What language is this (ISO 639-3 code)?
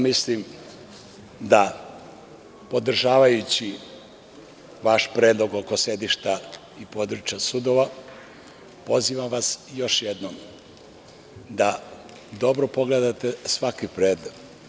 srp